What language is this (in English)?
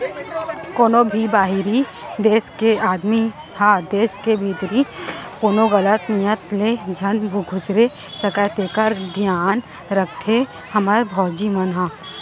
Chhattisgarhi